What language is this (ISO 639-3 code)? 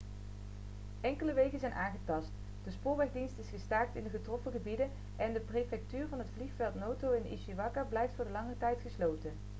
nld